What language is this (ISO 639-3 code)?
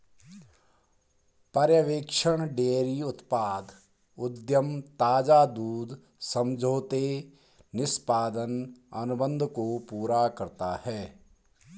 hin